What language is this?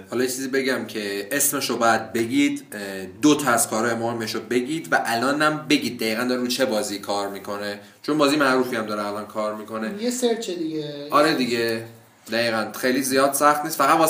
Persian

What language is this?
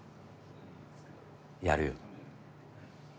Japanese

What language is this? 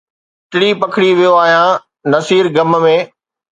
Sindhi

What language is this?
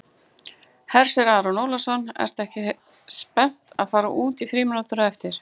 Icelandic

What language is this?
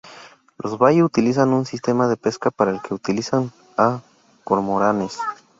Spanish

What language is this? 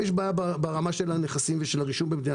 Hebrew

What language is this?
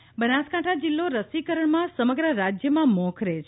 Gujarati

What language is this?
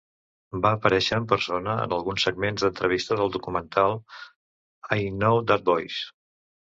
Catalan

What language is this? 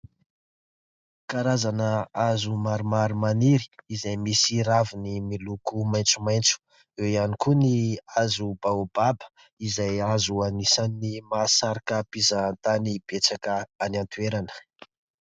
Malagasy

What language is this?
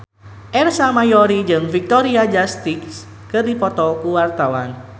Sundanese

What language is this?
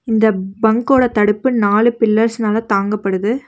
Tamil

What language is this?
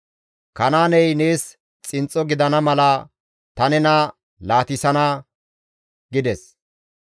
Gamo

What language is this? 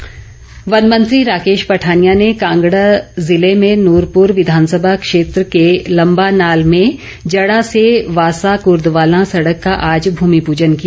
Hindi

